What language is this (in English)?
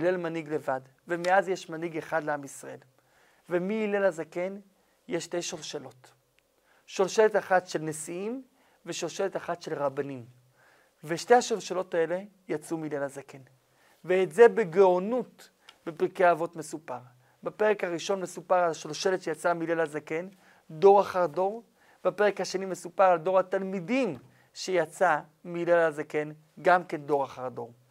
Hebrew